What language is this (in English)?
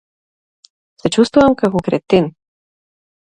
Macedonian